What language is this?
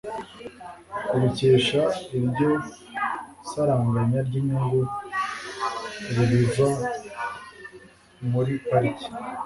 Kinyarwanda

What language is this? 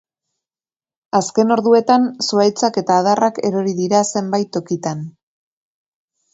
Basque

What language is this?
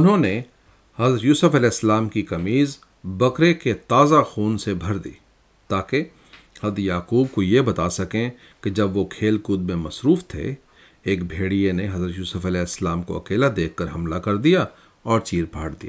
Urdu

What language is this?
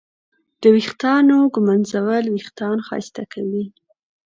Pashto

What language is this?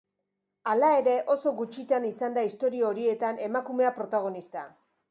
Basque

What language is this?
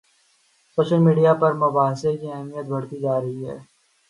Urdu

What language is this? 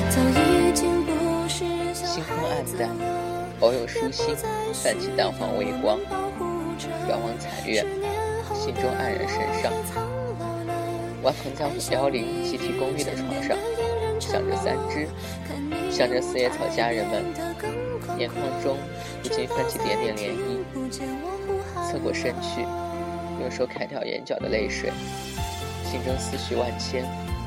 Chinese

